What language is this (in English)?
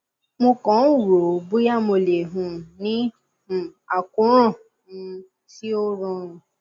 Yoruba